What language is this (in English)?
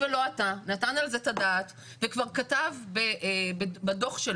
Hebrew